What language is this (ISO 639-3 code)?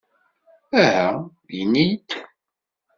kab